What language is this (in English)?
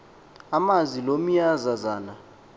Xhosa